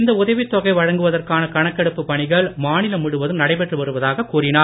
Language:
Tamil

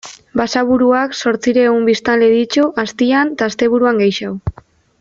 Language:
Basque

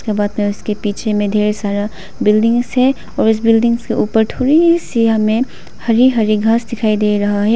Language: Hindi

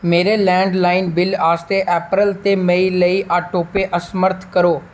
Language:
Dogri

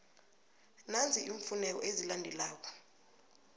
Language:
South Ndebele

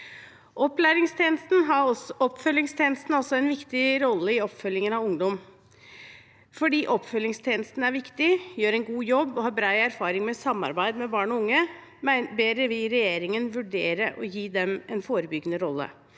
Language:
Norwegian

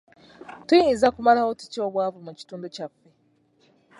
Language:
Ganda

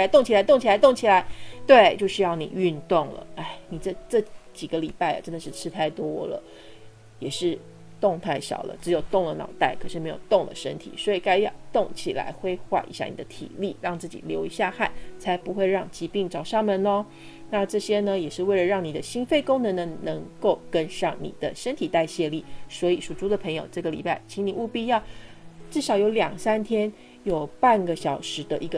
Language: Chinese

